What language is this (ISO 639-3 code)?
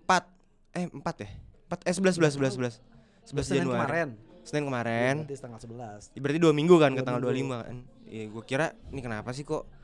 ind